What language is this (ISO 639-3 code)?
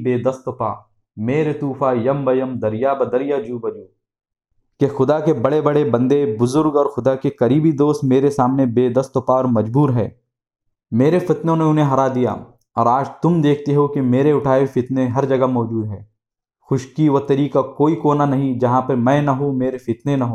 urd